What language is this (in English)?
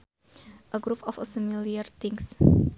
Sundanese